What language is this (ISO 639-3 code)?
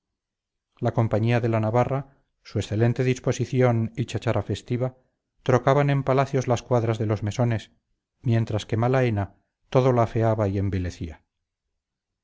spa